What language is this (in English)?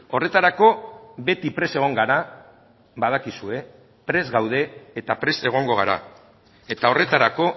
Basque